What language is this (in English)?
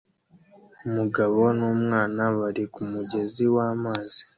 Kinyarwanda